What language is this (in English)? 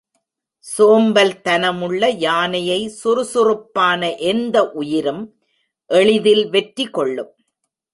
Tamil